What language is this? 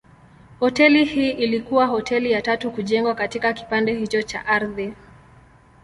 Swahili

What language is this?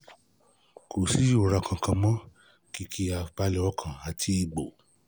Yoruba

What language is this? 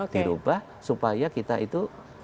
Indonesian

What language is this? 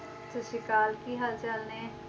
Punjabi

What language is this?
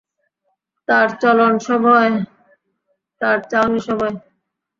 Bangla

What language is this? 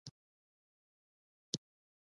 Pashto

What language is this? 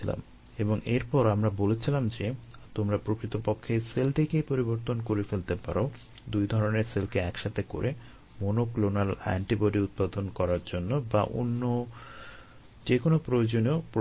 Bangla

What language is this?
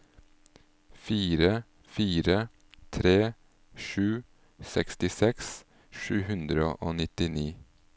Norwegian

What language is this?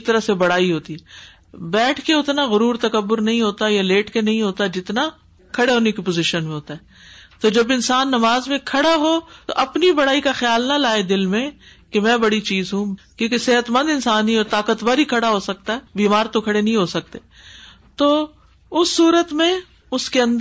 Urdu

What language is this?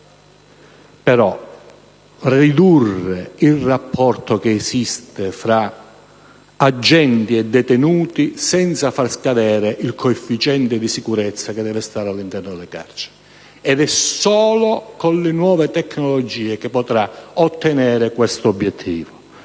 Italian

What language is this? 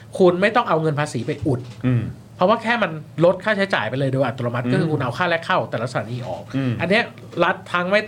Thai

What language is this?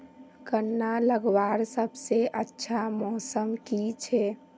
Magahi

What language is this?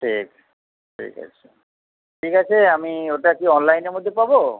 Bangla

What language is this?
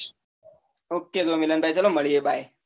Gujarati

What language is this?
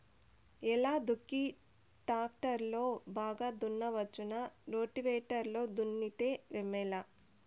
Telugu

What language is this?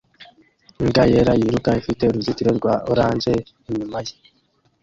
Kinyarwanda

